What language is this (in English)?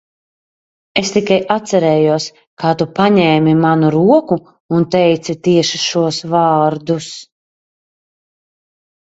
Latvian